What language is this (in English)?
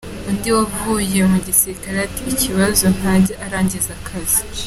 Kinyarwanda